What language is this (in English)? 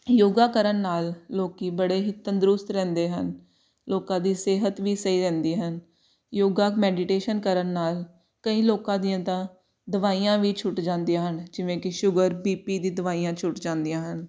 Punjabi